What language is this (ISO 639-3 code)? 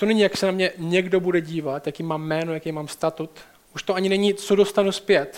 ces